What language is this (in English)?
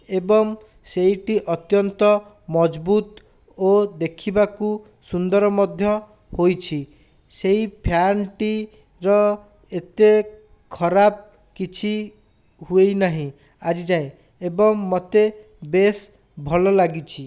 Odia